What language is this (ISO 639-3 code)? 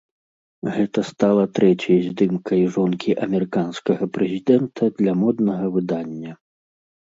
bel